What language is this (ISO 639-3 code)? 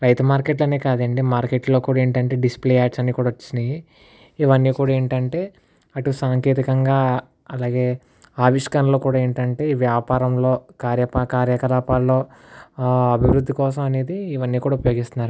tel